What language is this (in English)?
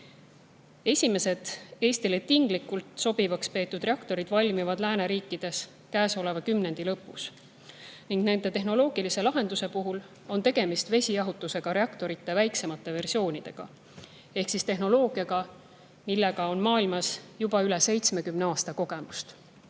Estonian